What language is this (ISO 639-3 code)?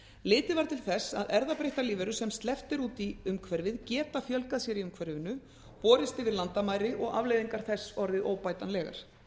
isl